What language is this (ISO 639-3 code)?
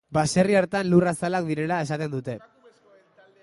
eus